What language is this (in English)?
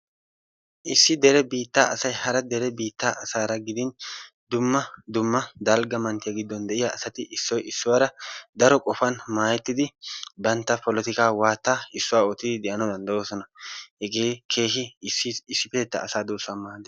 Wolaytta